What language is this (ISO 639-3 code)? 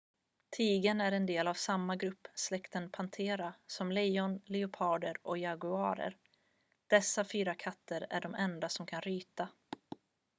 swe